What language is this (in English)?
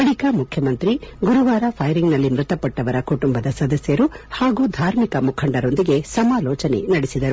Kannada